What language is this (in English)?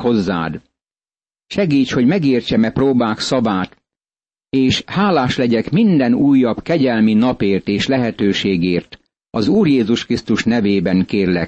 Hungarian